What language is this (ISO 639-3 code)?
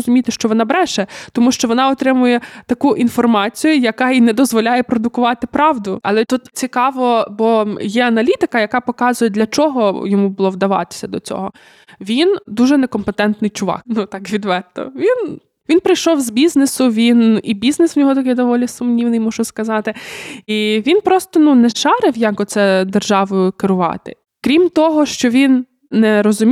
ukr